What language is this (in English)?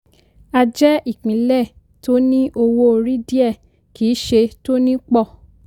Yoruba